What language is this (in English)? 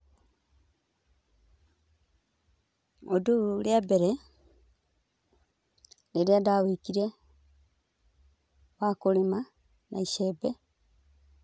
Kikuyu